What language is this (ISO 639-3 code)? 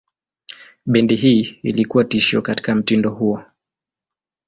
swa